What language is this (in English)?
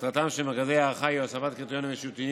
Hebrew